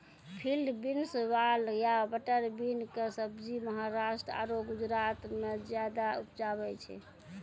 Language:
Maithili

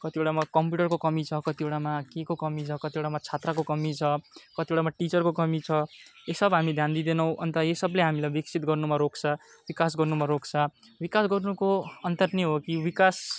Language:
Nepali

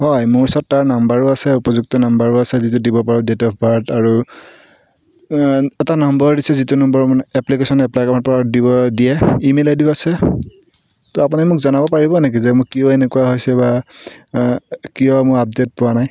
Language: Assamese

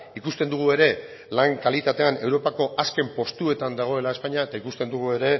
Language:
Basque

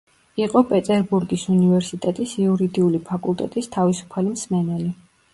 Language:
Georgian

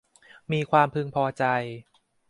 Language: Thai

